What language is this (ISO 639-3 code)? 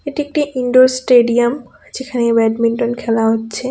ben